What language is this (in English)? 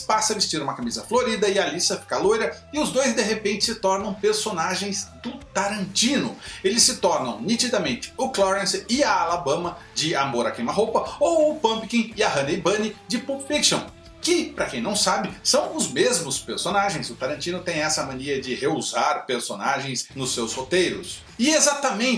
Portuguese